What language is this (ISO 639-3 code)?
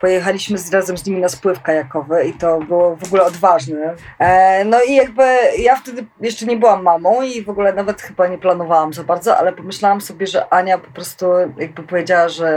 pol